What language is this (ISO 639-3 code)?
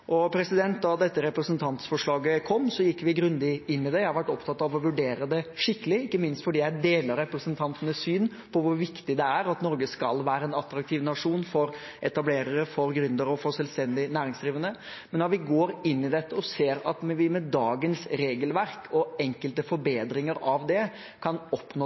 nob